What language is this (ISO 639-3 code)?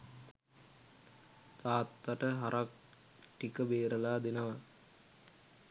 sin